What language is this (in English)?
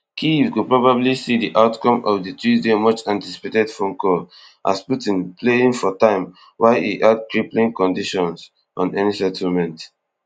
Nigerian Pidgin